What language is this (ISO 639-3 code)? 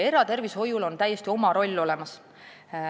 est